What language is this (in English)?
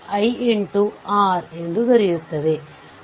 Kannada